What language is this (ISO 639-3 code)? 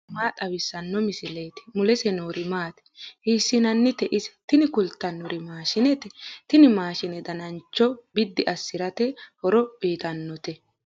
sid